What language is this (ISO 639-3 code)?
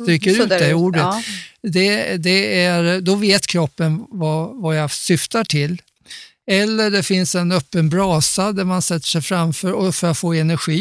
swe